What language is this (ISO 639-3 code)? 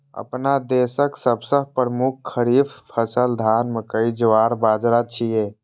mai